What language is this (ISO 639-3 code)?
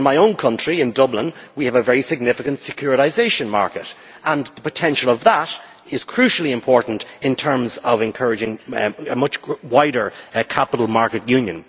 eng